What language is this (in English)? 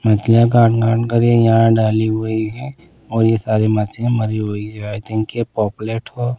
Hindi